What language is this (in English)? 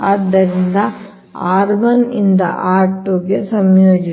Kannada